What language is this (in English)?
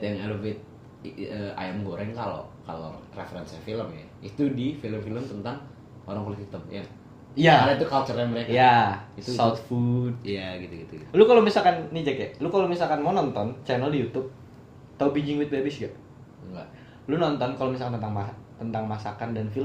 Indonesian